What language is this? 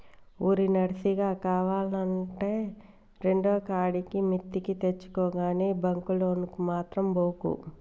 Telugu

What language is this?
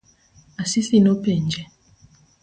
Luo (Kenya and Tanzania)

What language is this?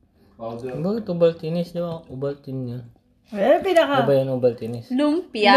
Filipino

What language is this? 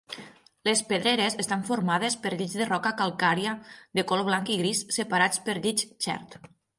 Catalan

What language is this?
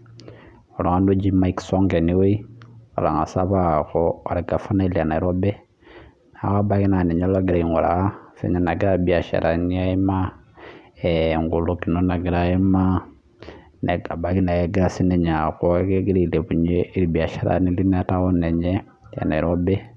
Masai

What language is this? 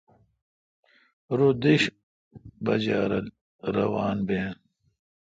Kalkoti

